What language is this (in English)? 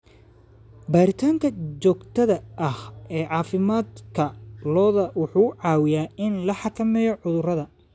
Somali